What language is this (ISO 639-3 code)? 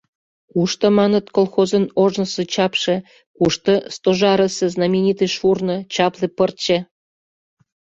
chm